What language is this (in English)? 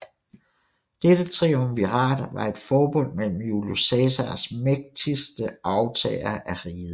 Danish